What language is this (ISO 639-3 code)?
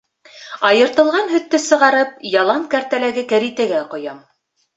bak